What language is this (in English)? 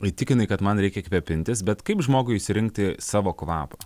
Lithuanian